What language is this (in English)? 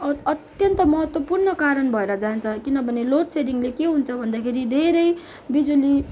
Nepali